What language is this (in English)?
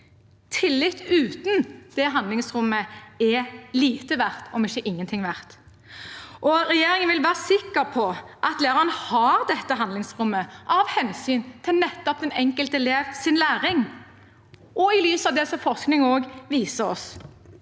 Norwegian